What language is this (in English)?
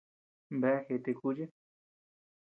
Tepeuxila Cuicatec